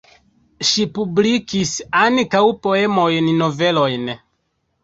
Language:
Esperanto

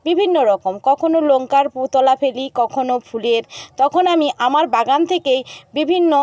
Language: Bangla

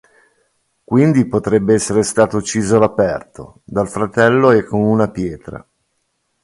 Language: Italian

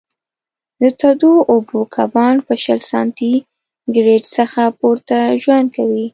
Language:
Pashto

